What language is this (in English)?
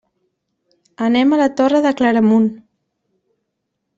Catalan